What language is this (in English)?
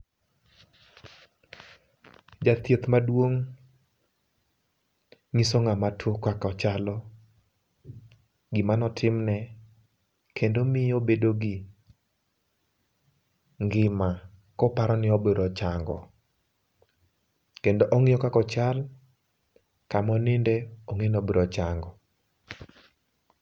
Luo (Kenya and Tanzania)